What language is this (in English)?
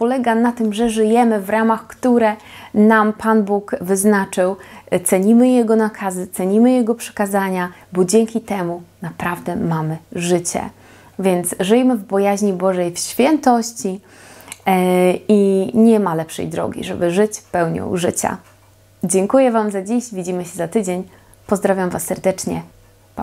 Polish